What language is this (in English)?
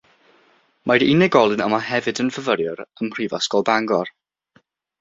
Welsh